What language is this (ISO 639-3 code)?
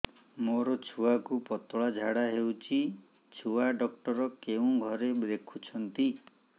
ori